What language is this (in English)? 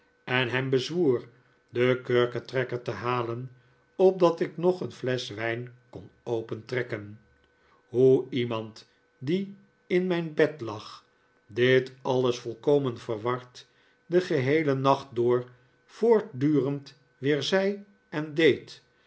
Dutch